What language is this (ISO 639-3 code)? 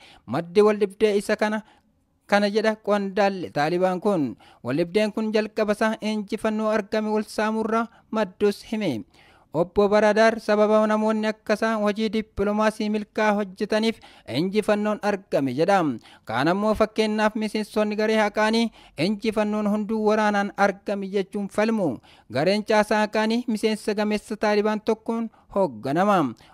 ind